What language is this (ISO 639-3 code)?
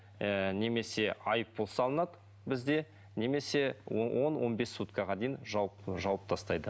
kaz